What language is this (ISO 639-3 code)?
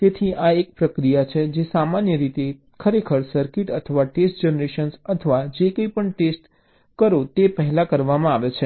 guj